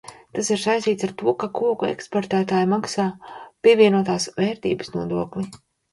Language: Latvian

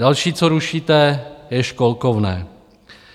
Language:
Czech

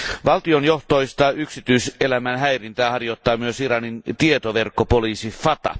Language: Finnish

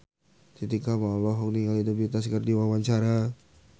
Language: Sundanese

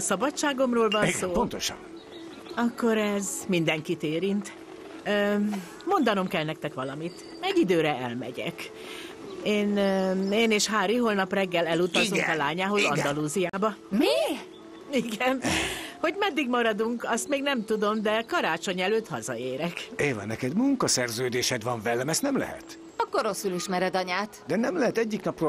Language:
Hungarian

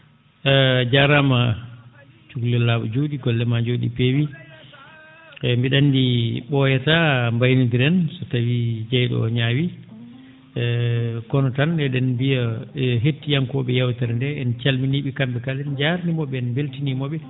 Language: Fula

